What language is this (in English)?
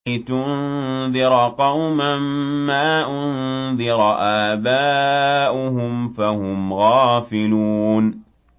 Arabic